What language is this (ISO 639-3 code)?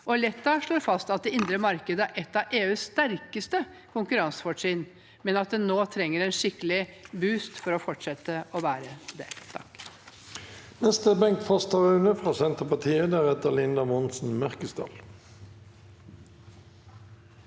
nor